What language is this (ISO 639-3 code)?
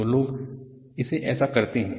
hin